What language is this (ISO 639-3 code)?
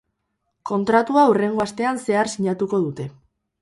eus